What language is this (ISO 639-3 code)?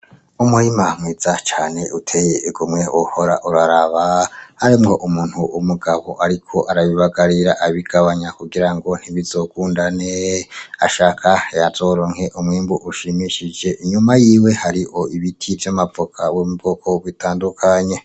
run